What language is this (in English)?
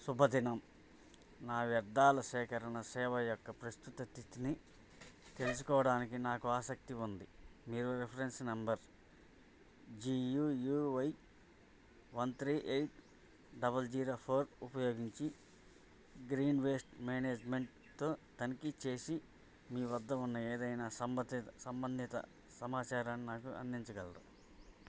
Telugu